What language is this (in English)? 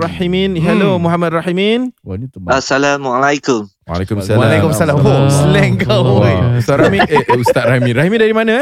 Malay